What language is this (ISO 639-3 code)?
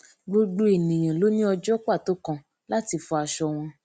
yor